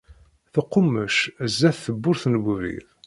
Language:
Kabyle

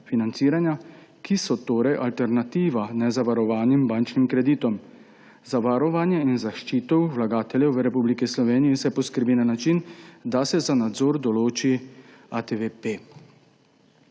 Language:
Slovenian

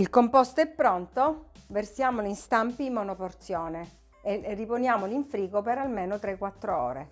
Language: Italian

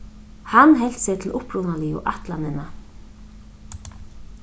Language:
Faroese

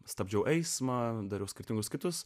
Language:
Lithuanian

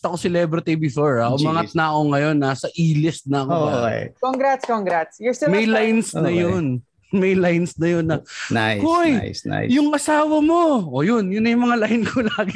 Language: Filipino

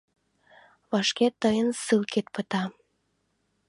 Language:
Mari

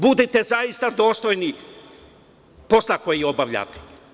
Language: Serbian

